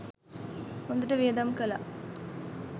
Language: Sinhala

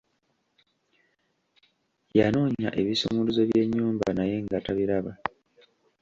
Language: Ganda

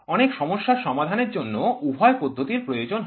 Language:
Bangla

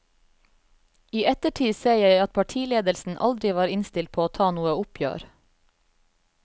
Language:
Norwegian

